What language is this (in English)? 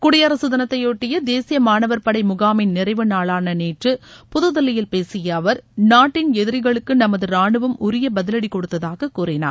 Tamil